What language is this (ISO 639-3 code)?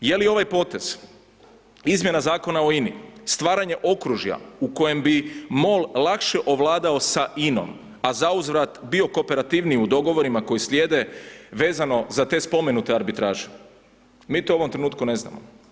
hrv